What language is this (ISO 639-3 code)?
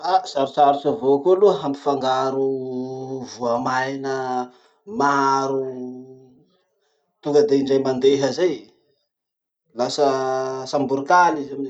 msh